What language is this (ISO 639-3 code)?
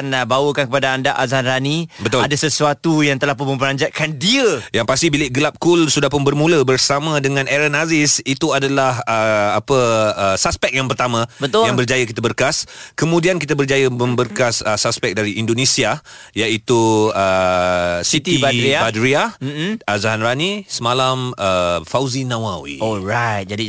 msa